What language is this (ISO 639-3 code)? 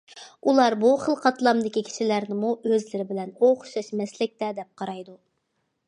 uig